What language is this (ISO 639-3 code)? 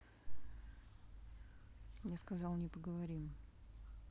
rus